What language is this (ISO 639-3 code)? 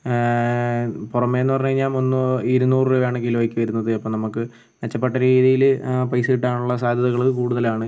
mal